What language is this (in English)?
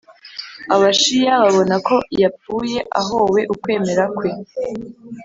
Kinyarwanda